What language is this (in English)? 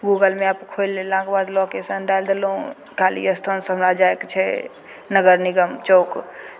Maithili